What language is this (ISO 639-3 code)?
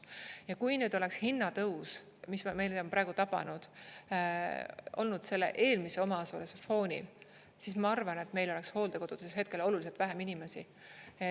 est